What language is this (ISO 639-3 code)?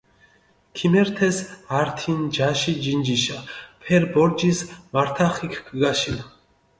xmf